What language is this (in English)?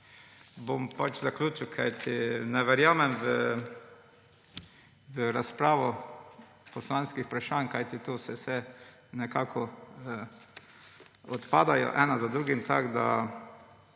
Slovenian